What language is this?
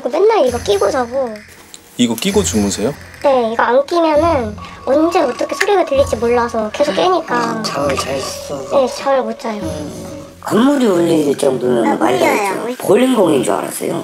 Korean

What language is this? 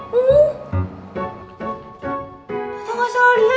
Indonesian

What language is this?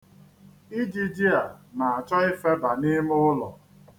Igbo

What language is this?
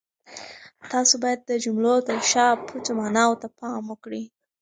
Pashto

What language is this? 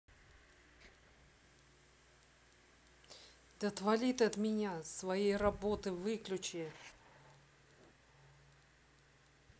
Russian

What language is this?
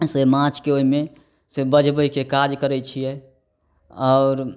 Maithili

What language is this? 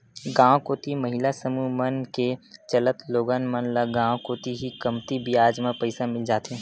Chhattisgarhi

